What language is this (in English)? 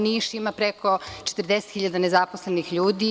Serbian